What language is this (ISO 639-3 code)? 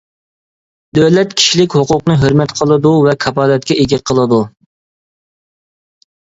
uig